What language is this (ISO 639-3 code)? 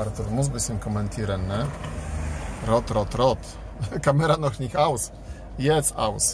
pol